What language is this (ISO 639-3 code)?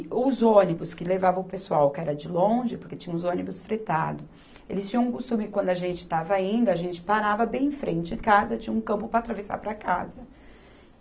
por